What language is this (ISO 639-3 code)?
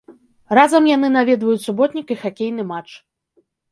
bel